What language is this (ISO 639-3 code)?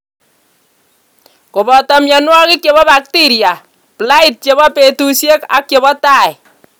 kln